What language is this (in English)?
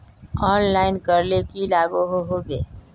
Magahi